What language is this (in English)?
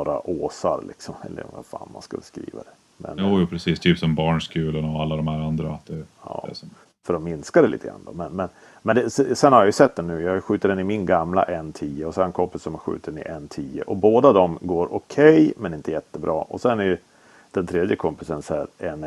Swedish